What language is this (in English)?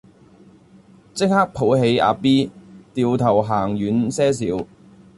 Cantonese